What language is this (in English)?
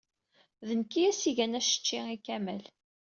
Kabyle